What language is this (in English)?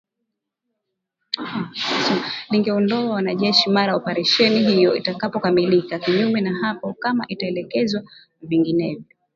Swahili